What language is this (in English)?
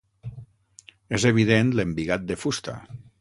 Catalan